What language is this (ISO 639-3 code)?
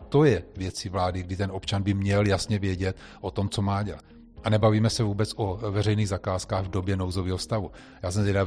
ces